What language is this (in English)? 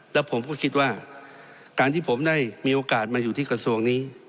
Thai